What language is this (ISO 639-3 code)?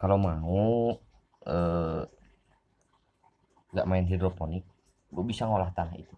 ind